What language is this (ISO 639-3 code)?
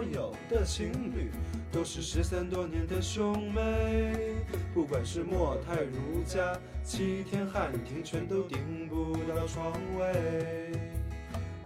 zho